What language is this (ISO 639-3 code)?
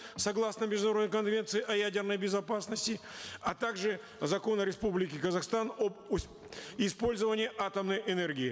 kaz